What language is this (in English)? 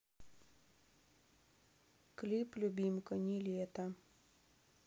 Russian